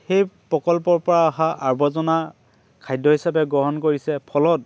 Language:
Assamese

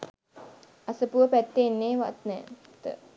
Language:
Sinhala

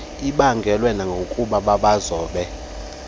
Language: Xhosa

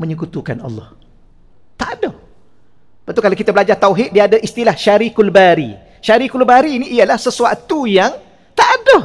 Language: Malay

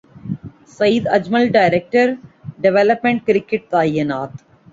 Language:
Urdu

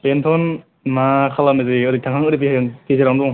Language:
Bodo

